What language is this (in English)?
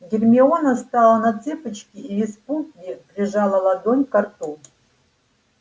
Russian